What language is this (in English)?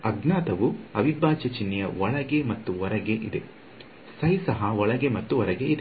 Kannada